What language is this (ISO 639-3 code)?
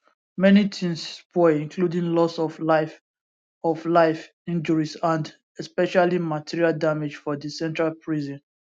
pcm